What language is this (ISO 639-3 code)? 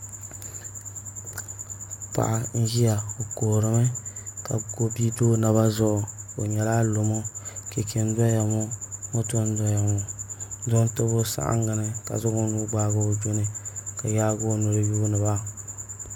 dag